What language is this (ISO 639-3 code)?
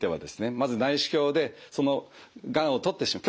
jpn